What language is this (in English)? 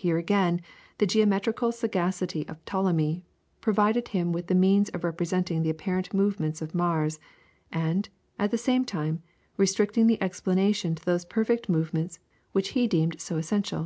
English